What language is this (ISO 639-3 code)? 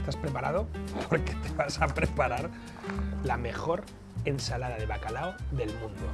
spa